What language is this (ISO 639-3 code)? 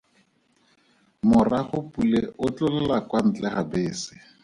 tsn